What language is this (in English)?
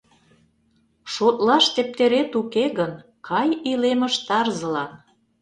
Mari